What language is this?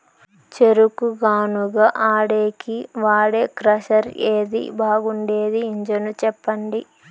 Telugu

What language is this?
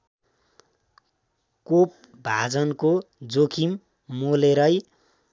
Nepali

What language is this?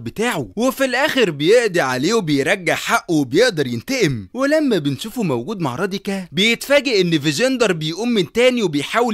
Arabic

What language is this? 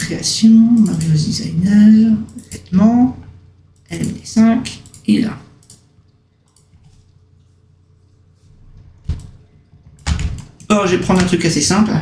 French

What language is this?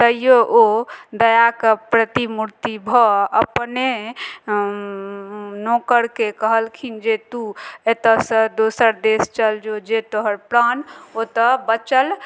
Maithili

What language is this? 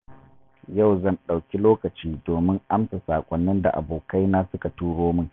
Hausa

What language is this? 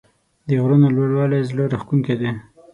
Pashto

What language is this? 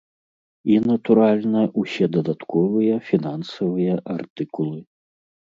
Belarusian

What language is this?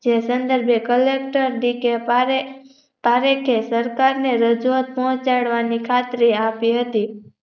Gujarati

